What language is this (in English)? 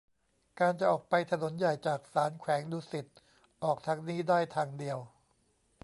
Thai